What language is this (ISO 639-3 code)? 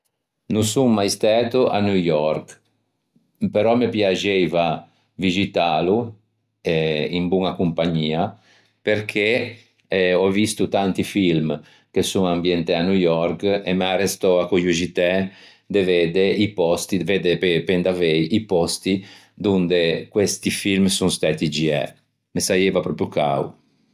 lij